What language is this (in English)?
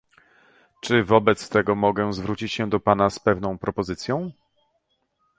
Polish